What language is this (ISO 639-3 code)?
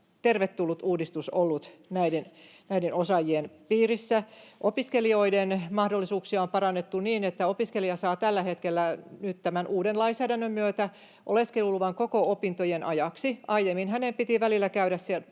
fin